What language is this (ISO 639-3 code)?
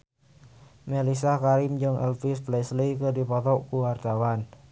sun